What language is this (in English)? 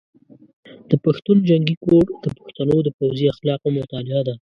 Pashto